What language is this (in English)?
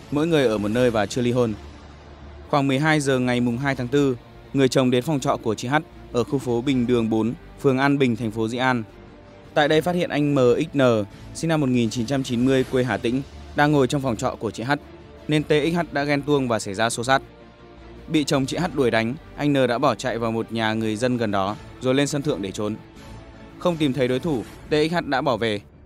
Vietnamese